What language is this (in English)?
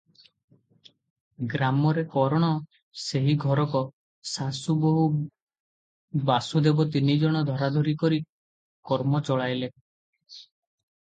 Odia